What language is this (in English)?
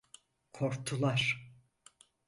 Turkish